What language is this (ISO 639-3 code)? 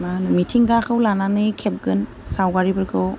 brx